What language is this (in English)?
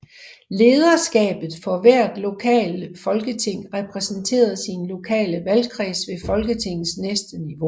Danish